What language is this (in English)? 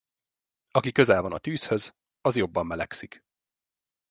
Hungarian